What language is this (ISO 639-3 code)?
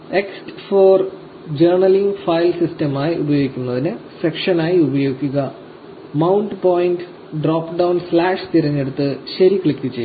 mal